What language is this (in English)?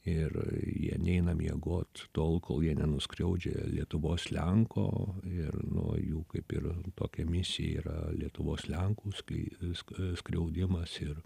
Lithuanian